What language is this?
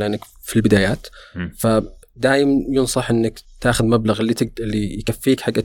Arabic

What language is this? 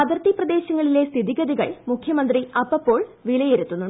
Malayalam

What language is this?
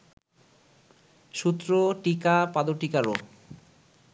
Bangla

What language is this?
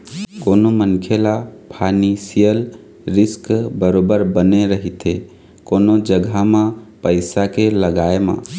Chhattisgarhi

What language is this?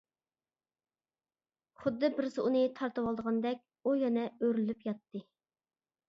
Uyghur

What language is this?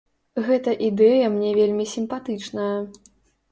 Belarusian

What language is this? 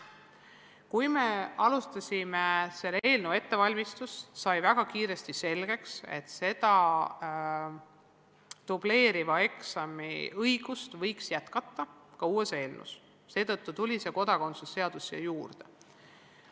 Estonian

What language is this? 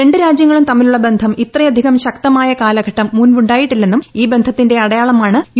Malayalam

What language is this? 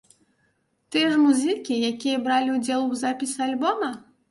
Belarusian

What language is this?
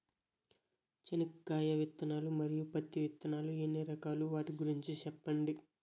Telugu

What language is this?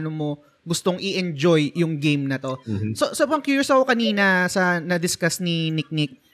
Filipino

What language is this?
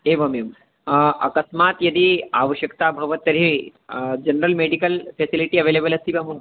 Sanskrit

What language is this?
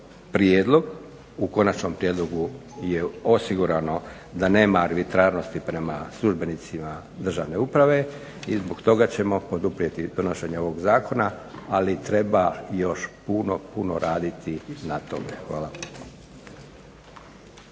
Croatian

